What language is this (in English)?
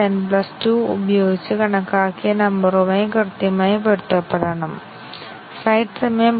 Malayalam